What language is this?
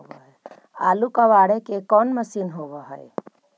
Magahi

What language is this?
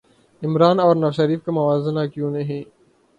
Urdu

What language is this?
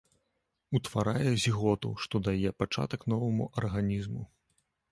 Belarusian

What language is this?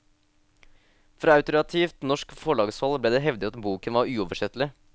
Norwegian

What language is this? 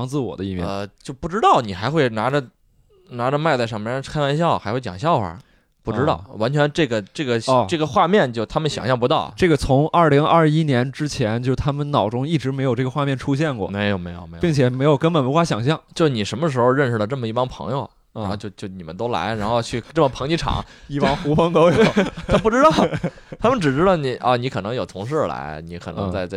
Chinese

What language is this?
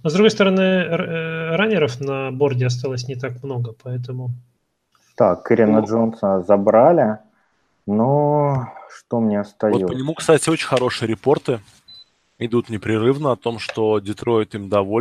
Russian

